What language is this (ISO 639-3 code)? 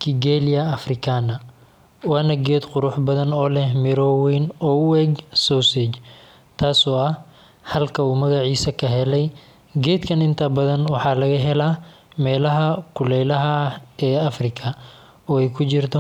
som